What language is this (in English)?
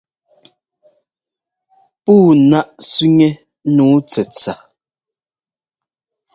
Ngomba